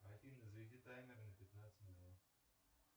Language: Russian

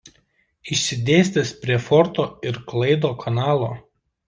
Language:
Lithuanian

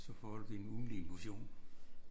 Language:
Danish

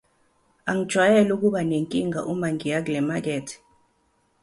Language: Zulu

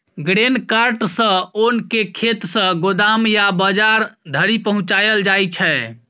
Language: Maithili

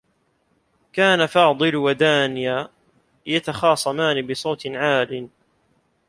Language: Arabic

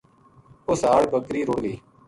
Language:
Gujari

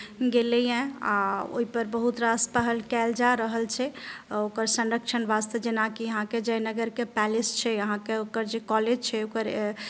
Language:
Maithili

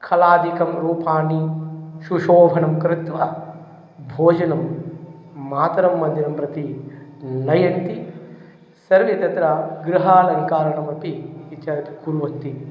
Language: Sanskrit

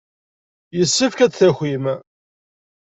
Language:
Kabyle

